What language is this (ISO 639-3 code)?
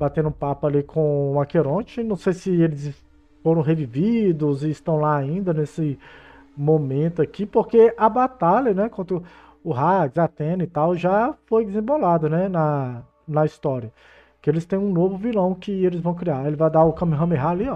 por